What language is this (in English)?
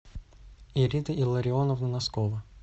Russian